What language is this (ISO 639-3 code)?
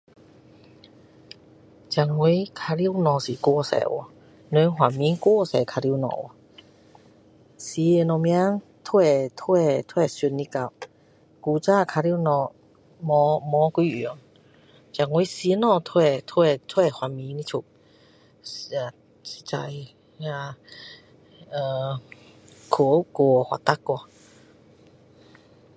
cdo